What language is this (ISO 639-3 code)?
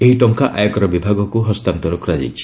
ori